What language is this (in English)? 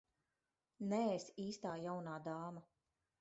Latvian